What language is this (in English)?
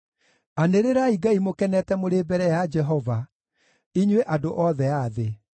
Kikuyu